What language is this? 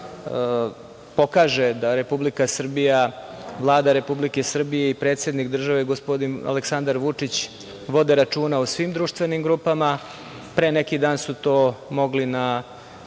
Serbian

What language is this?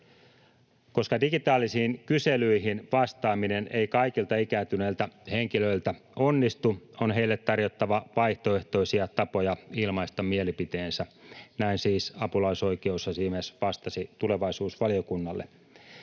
Finnish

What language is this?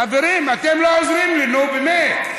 Hebrew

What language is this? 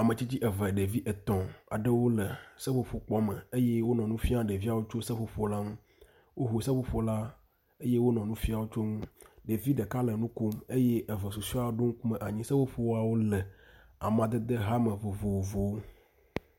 Ewe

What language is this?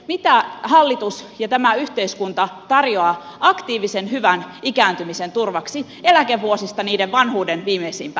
Finnish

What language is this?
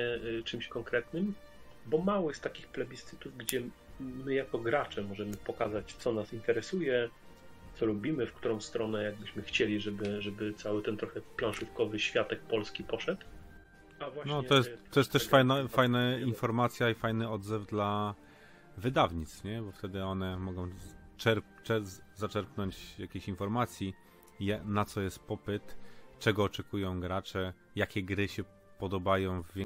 Polish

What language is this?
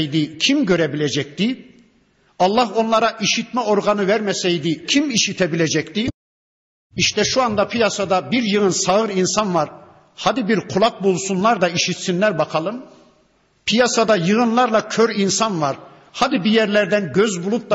Turkish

